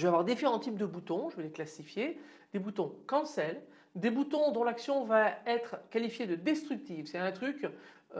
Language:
French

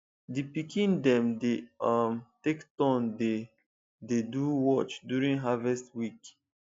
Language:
Nigerian Pidgin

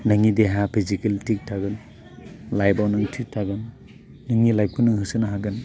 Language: Bodo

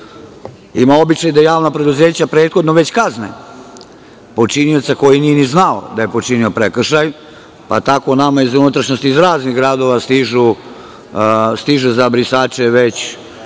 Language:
Serbian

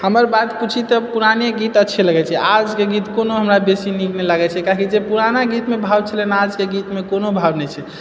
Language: Maithili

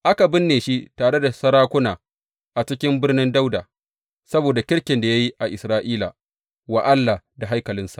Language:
Hausa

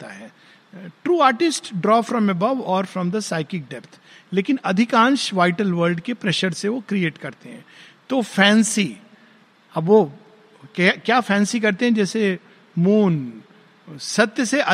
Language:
Hindi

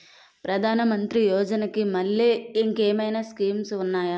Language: Telugu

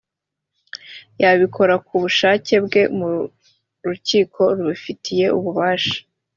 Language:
Kinyarwanda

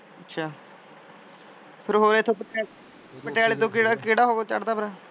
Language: Punjabi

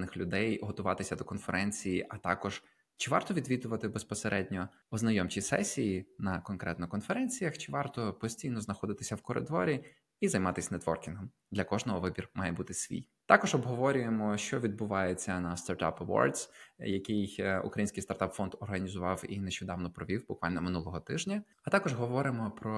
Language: Ukrainian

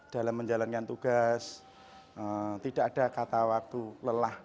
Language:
Indonesian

